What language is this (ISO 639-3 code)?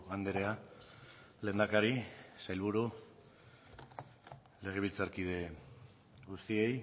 eus